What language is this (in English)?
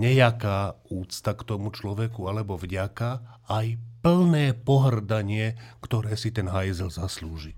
Slovak